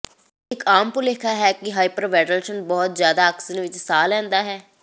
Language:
Punjabi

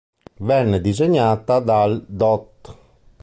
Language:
Italian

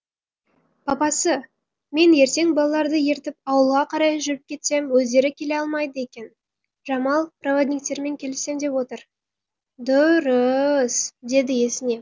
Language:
Kazakh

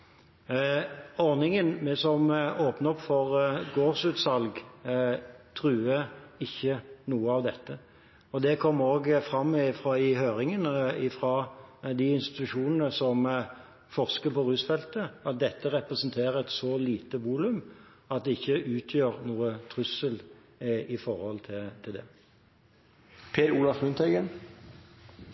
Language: Norwegian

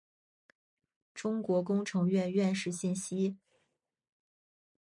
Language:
Chinese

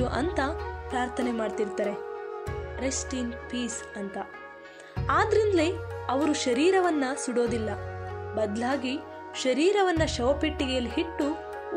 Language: Kannada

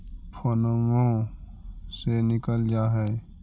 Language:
Magahi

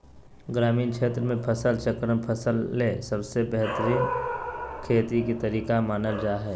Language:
Magahi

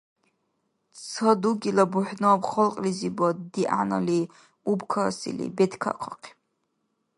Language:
Dargwa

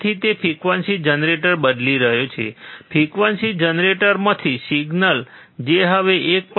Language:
Gujarati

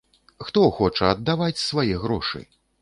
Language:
Belarusian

